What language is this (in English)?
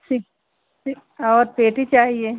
Hindi